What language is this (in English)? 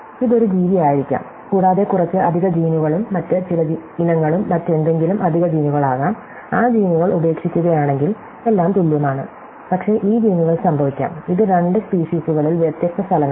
Malayalam